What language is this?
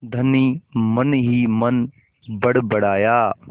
Hindi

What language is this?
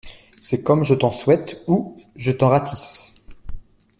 French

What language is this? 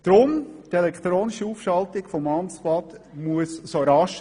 Swiss German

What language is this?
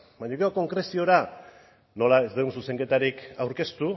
Basque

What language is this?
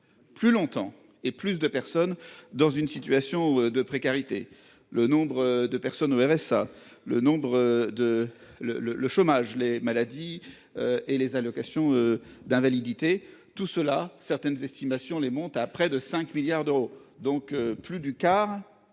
French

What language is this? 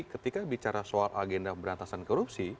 Indonesian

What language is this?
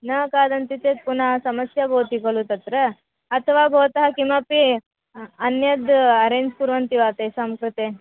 Sanskrit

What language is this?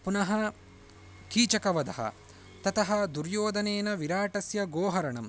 Sanskrit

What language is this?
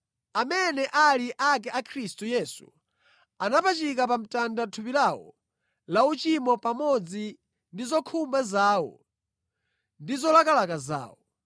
Nyanja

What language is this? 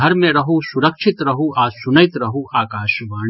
Maithili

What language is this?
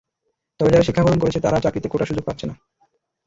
Bangla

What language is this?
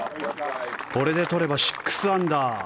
Japanese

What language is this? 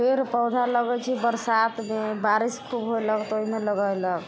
Maithili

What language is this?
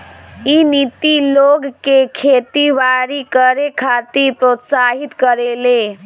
Bhojpuri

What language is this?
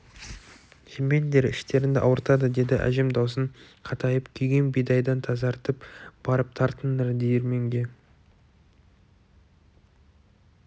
Kazakh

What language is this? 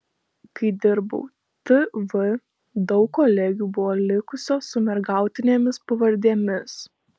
Lithuanian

